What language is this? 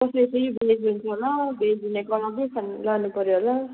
Nepali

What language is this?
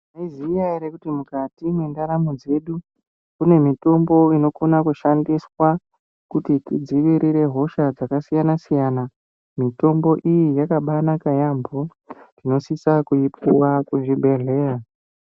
Ndau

